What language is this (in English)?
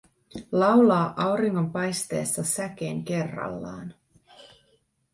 Finnish